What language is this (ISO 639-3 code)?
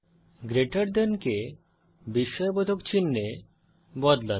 ben